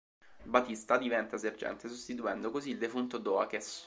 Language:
Italian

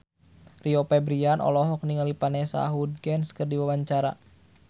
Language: Sundanese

